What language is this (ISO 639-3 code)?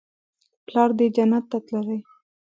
pus